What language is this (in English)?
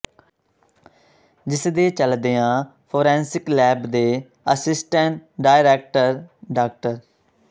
Punjabi